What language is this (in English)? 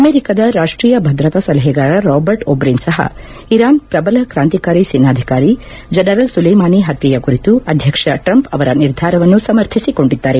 Kannada